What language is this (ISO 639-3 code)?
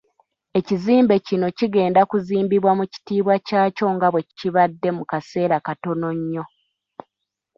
lug